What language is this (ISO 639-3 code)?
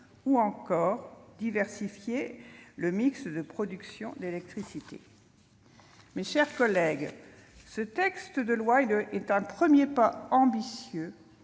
fra